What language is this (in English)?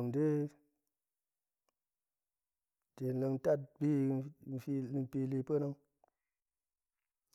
Goemai